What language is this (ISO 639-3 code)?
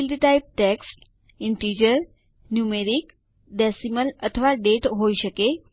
guj